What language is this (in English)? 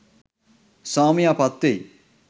Sinhala